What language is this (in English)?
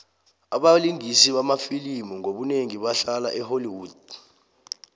South Ndebele